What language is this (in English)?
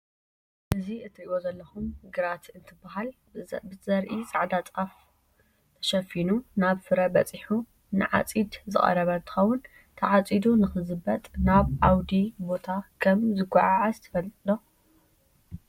Tigrinya